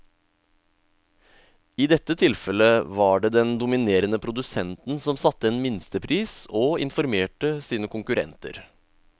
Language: Norwegian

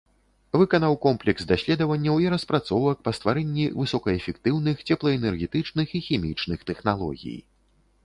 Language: Belarusian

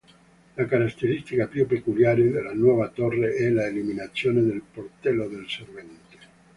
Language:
Italian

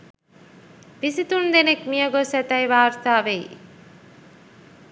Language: Sinhala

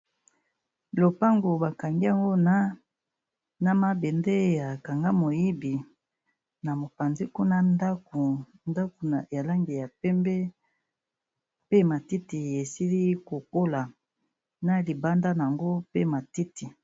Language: Lingala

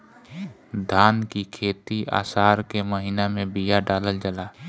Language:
Bhojpuri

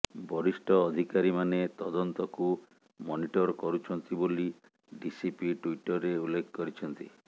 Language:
Odia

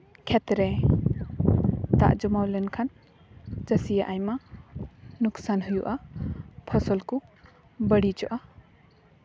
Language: Santali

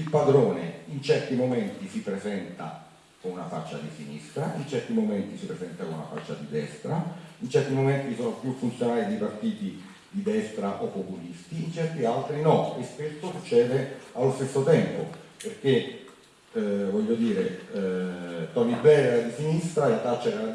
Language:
Italian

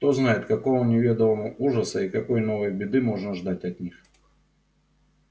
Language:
Russian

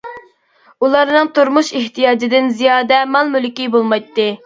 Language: Uyghur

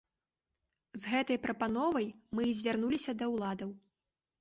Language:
Belarusian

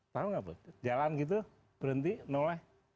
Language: Indonesian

